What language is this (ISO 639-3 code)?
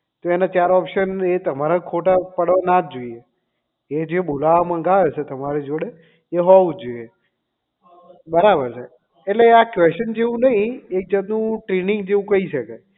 guj